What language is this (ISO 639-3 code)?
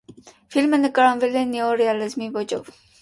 hye